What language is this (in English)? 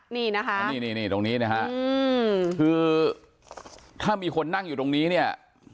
Thai